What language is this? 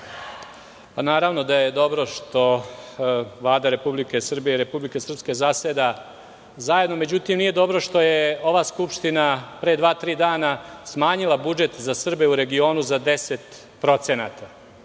Serbian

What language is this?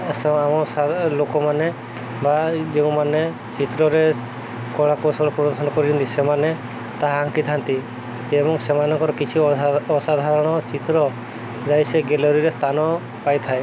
Odia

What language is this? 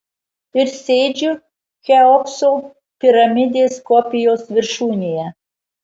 Lithuanian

